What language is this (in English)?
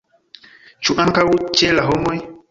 Esperanto